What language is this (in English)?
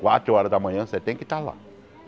Portuguese